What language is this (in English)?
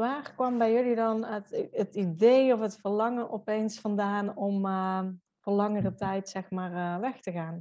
Dutch